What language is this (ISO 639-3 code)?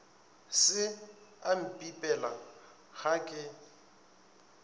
nso